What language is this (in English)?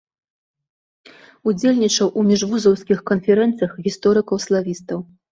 Belarusian